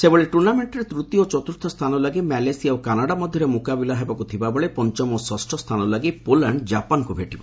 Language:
Odia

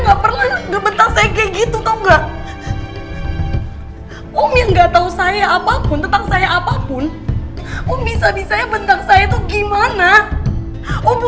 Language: Indonesian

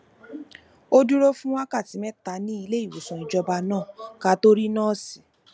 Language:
Yoruba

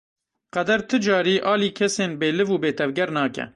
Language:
Kurdish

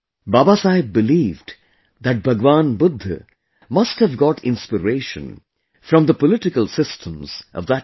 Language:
English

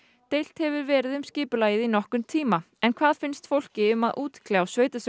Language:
Icelandic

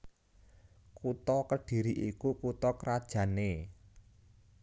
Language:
Javanese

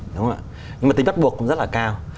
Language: Vietnamese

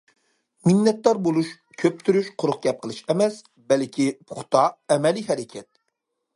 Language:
Uyghur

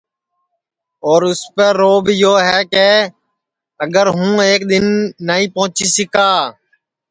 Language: Sansi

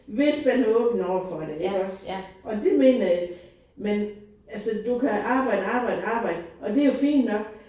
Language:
Danish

